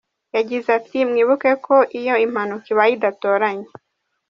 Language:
Kinyarwanda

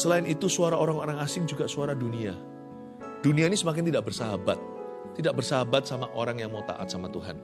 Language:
Indonesian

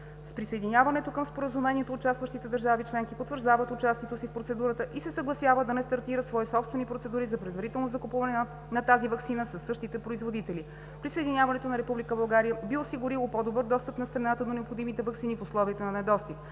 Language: Bulgarian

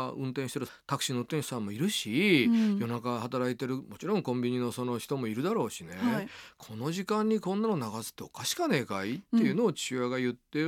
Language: Japanese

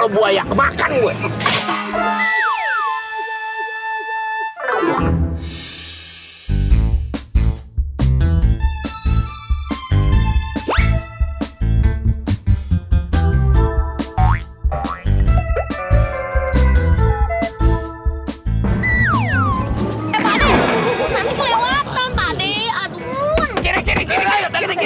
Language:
Indonesian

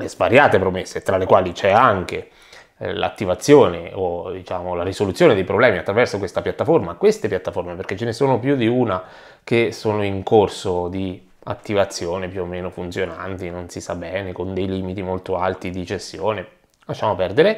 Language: Italian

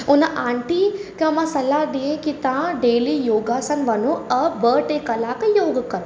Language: Sindhi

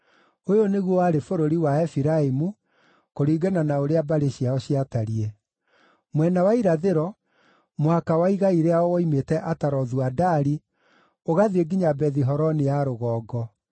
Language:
Kikuyu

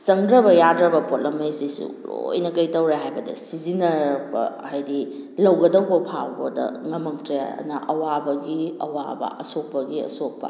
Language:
Manipuri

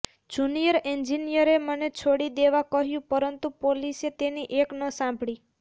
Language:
Gujarati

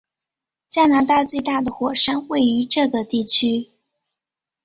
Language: Chinese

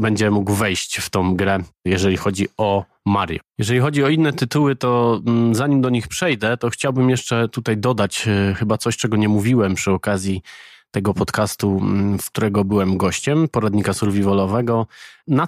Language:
Polish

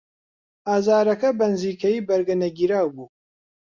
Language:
Central Kurdish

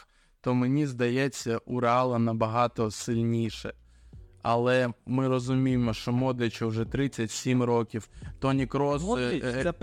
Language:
Ukrainian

